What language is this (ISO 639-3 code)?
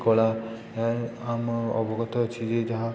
ori